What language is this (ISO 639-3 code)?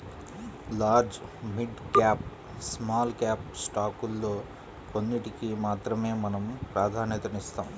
tel